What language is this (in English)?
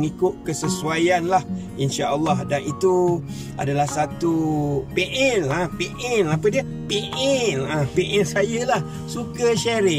Malay